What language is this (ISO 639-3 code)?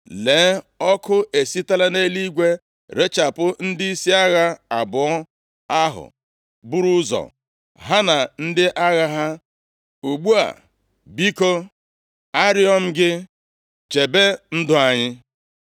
ibo